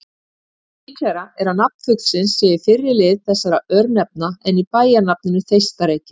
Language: Icelandic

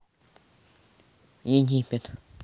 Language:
Russian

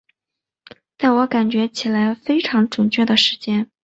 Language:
Chinese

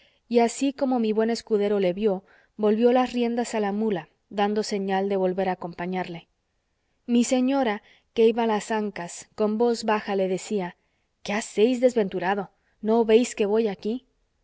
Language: Spanish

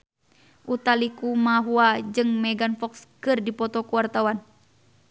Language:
Sundanese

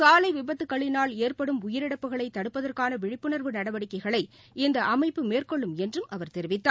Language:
Tamil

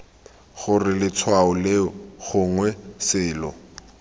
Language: Tswana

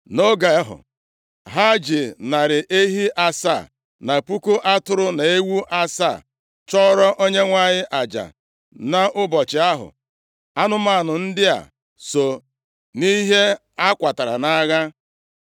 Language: Igbo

